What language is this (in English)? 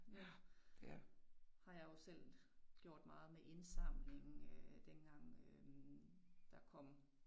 Danish